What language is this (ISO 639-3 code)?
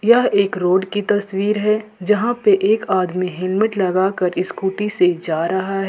hin